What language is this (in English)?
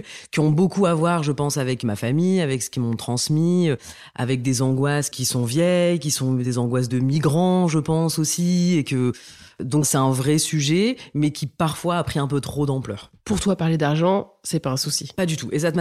French